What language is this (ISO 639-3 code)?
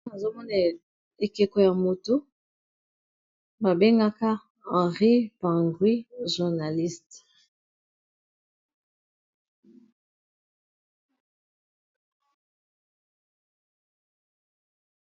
lin